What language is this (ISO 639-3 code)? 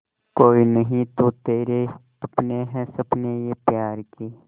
hin